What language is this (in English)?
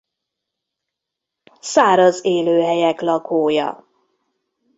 Hungarian